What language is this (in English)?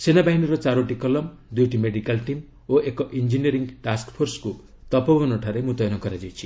Odia